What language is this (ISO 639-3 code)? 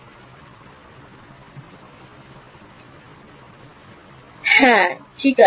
ben